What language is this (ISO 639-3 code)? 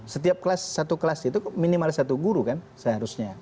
ind